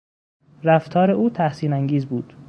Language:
Persian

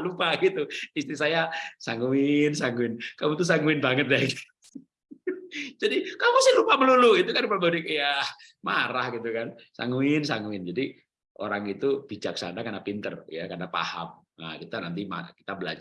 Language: Indonesian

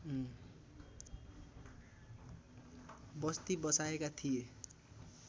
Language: Nepali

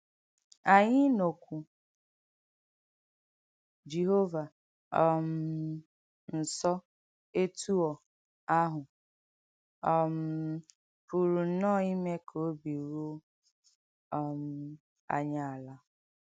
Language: Igbo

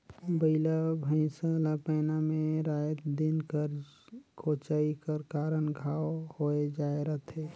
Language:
Chhattisgarhi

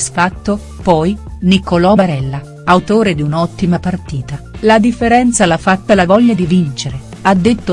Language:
Italian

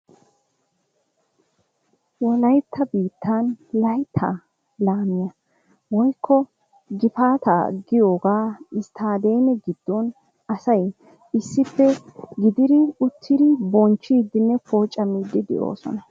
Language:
Wolaytta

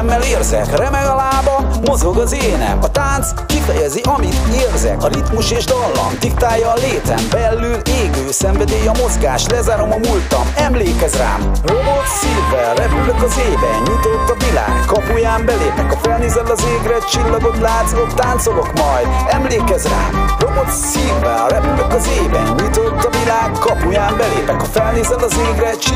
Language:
Hungarian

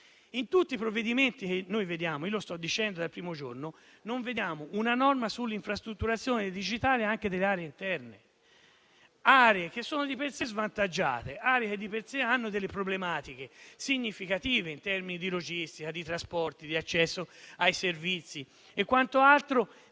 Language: Italian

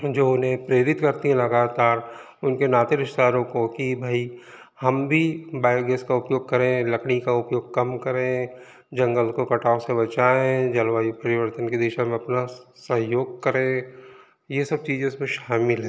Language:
Hindi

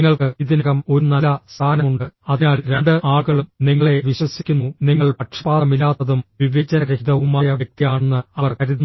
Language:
Malayalam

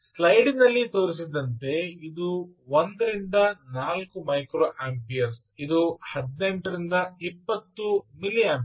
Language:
Kannada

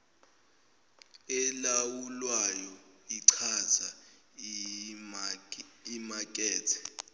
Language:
Zulu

